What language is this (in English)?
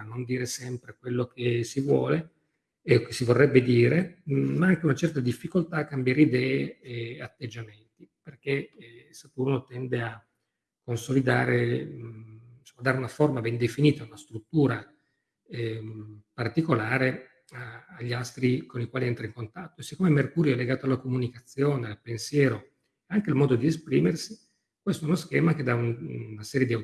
Italian